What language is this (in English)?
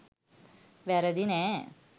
Sinhala